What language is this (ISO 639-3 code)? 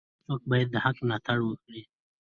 pus